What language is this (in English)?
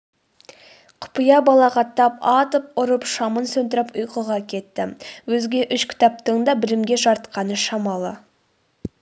Kazakh